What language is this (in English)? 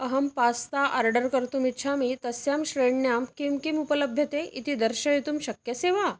Sanskrit